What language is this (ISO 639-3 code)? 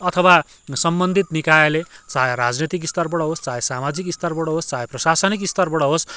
nep